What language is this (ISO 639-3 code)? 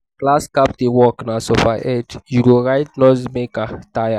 pcm